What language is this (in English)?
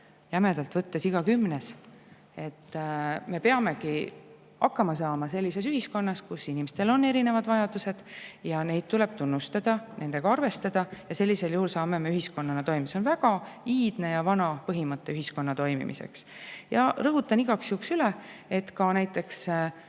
Estonian